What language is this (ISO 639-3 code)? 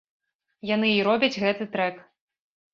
bel